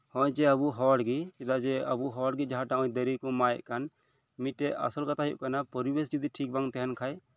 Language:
Santali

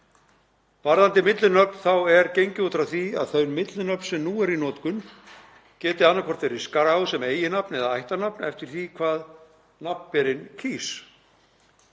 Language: Icelandic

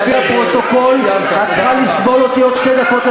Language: Hebrew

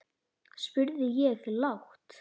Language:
Icelandic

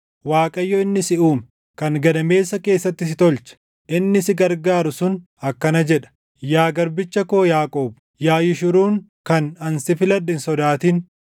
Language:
Oromo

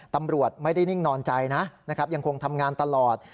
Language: Thai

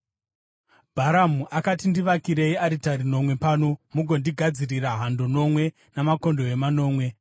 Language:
Shona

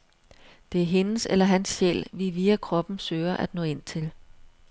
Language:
Danish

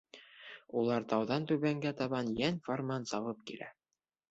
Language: Bashkir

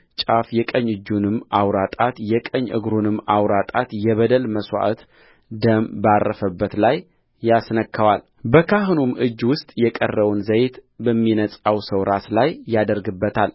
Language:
Amharic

